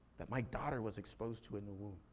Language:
English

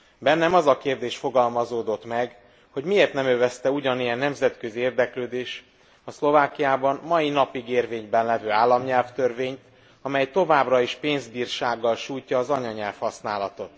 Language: Hungarian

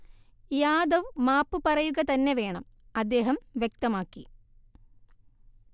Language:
Malayalam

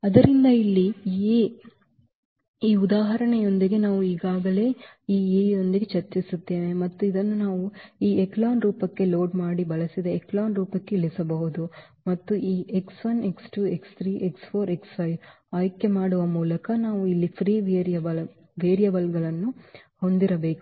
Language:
Kannada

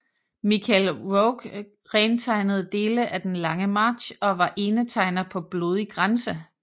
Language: Danish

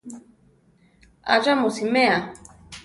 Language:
Central Tarahumara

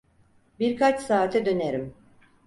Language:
Turkish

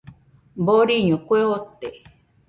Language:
Nüpode Huitoto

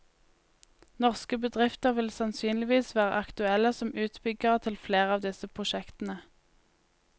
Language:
Norwegian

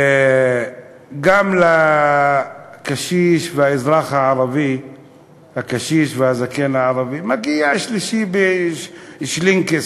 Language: Hebrew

